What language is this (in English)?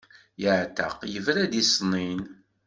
Kabyle